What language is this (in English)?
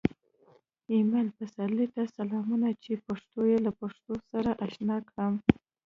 Pashto